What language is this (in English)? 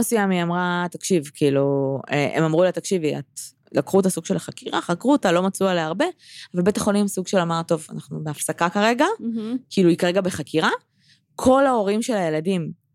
Hebrew